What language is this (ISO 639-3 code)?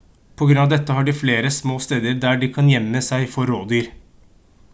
nob